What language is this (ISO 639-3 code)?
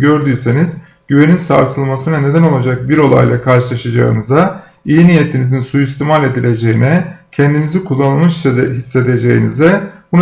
tur